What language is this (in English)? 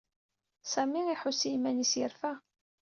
Kabyle